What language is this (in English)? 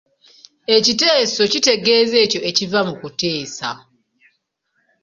Ganda